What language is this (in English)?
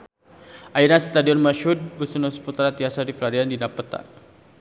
Sundanese